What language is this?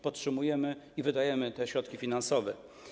Polish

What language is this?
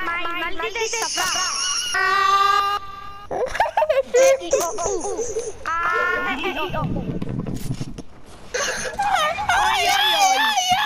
Italian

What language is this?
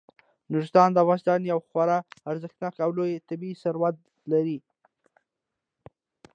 Pashto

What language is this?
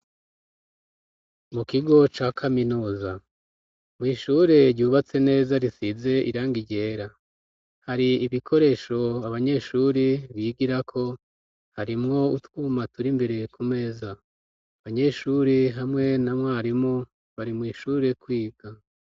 Rundi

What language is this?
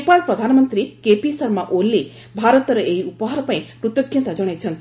Odia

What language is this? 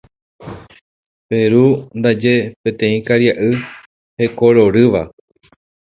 Guarani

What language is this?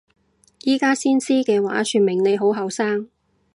Cantonese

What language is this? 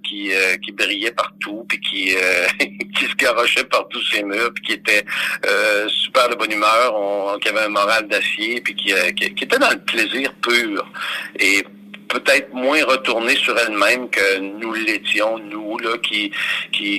French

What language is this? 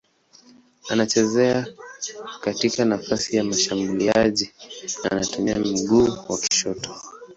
Swahili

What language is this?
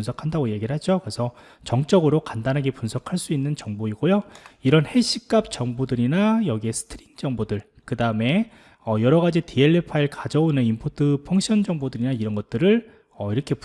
Korean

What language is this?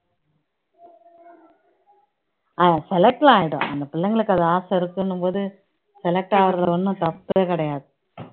Tamil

